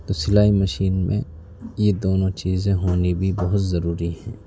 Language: Urdu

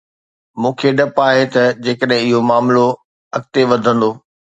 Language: Sindhi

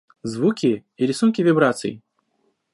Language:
Russian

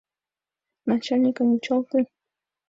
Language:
Mari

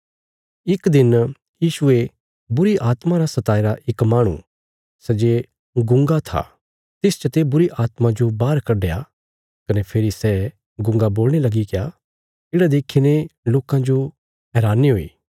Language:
Bilaspuri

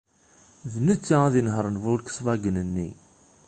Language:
Kabyle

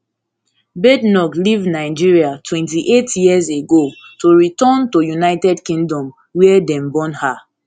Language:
Nigerian Pidgin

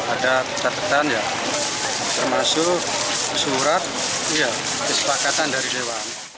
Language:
Indonesian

